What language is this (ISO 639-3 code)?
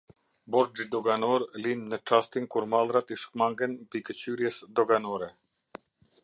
sqi